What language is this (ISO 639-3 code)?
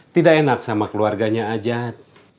ind